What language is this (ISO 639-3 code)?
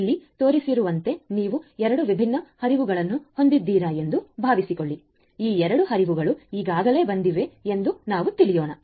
kan